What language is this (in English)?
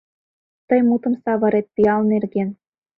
Mari